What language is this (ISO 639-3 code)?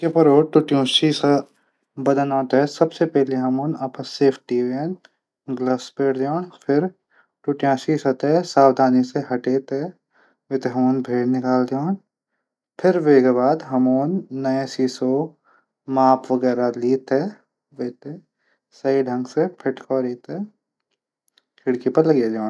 gbm